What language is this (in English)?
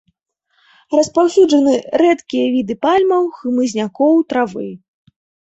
Belarusian